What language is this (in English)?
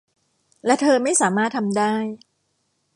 Thai